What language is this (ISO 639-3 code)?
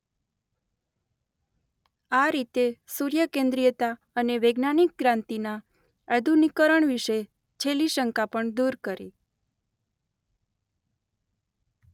guj